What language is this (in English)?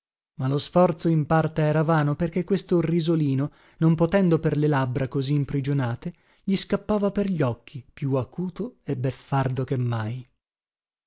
Italian